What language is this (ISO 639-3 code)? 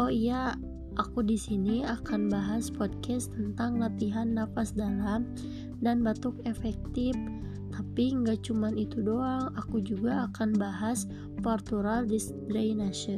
ind